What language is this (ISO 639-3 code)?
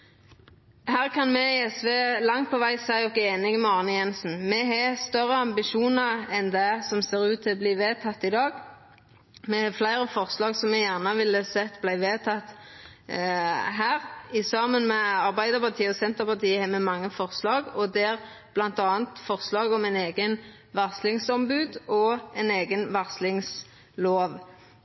nno